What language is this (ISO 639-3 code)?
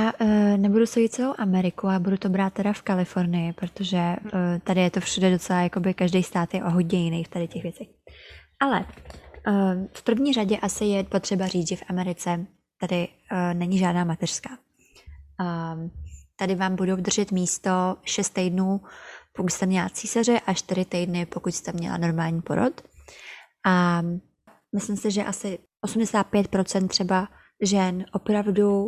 ces